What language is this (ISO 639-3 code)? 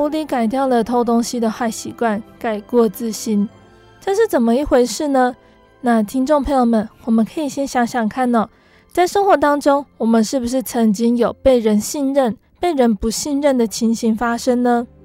zho